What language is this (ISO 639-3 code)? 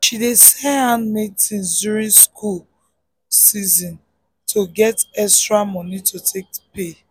pcm